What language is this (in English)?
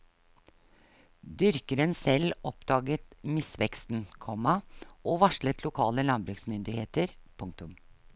Norwegian